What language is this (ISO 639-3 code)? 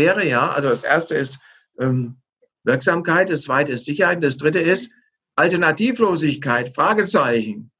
deu